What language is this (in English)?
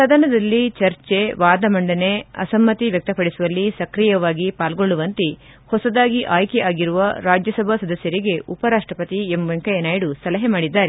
Kannada